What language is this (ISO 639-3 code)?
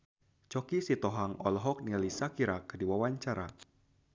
sun